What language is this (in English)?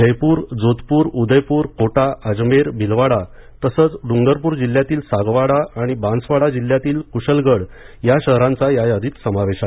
Marathi